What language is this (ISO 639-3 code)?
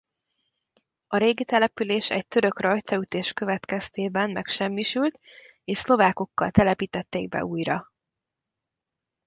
hun